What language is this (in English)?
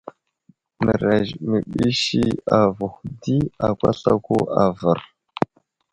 Wuzlam